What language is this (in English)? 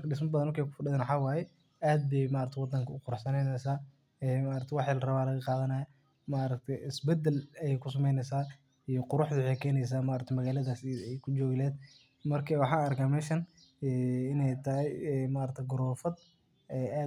Somali